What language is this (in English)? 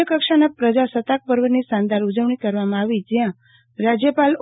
Gujarati